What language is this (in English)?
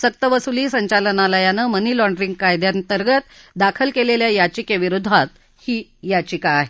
Marathi